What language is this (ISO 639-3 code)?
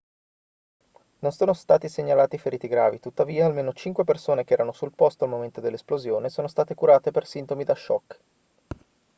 ita